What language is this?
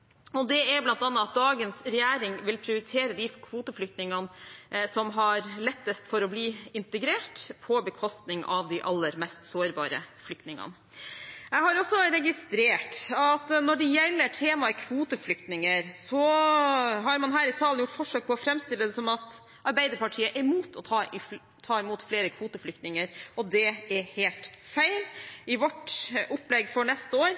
Norwegian Bokmål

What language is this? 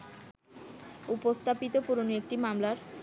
Bangla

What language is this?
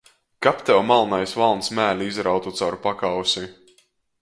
Latgalian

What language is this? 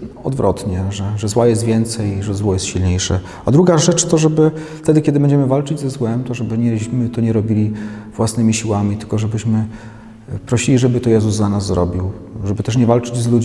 Polish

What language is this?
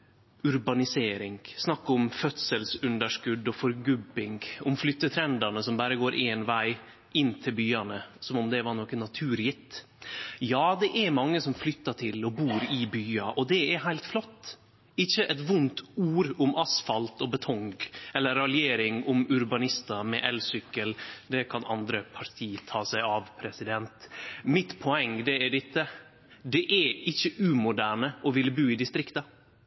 Norwegian Nynorsk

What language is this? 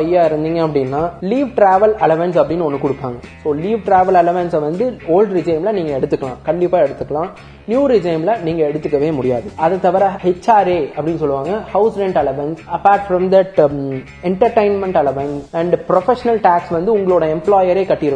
Tamil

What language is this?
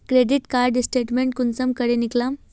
Magahi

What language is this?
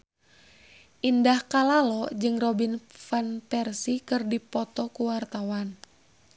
Sundanese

